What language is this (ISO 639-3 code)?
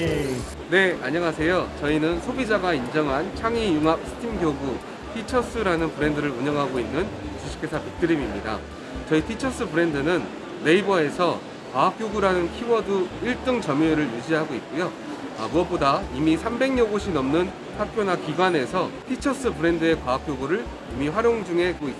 kor